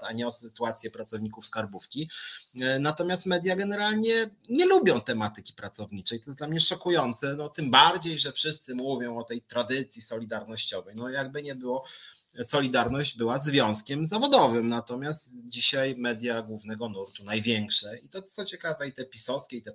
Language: Polish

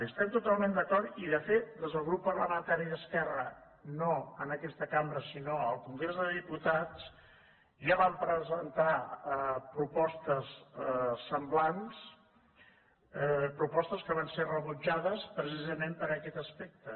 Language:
Catalan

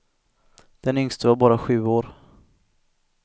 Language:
Swedish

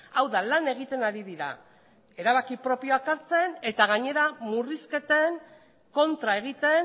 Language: Basque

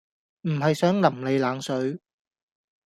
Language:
Cantonese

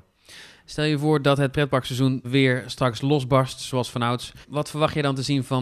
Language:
Dutch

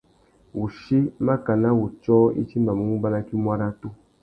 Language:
Tuki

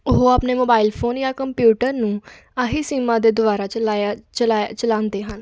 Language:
Punjabi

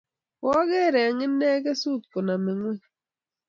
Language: Kalenjin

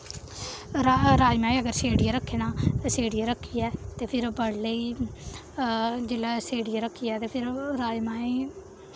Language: Dogri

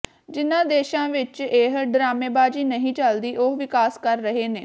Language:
Punjabi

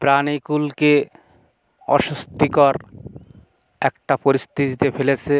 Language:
Bangla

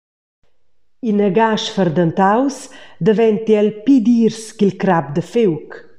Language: Romansh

